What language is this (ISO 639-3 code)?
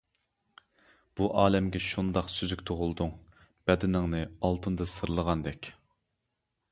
uig